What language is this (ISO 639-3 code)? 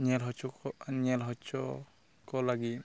sat